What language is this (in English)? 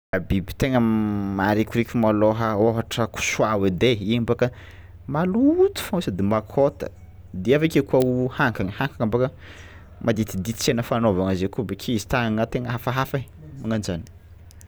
Tsimihety Malagasy